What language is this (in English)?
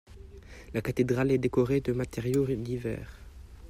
French